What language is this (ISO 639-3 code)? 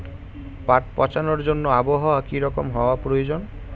ben